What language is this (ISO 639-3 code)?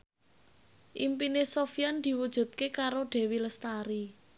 jav